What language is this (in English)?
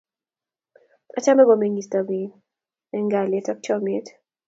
Kalenjin